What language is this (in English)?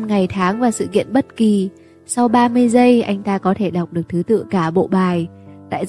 Vietnamese